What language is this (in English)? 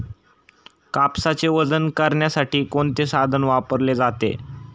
Marathi